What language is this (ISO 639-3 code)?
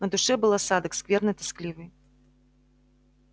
rus